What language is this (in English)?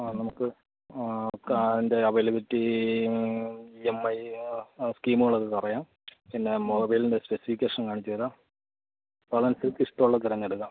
Malayalam